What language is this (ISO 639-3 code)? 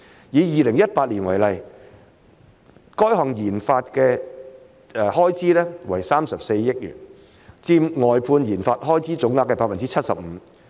yue